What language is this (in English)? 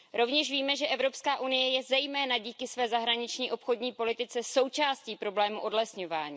Czech